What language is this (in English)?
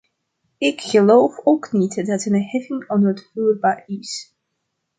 Dutch